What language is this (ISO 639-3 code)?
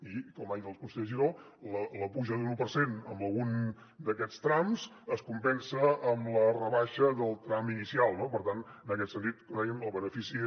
cat